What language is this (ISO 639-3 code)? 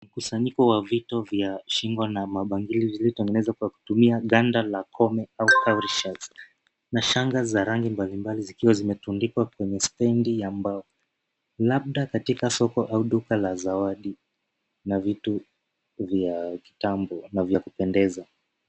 swa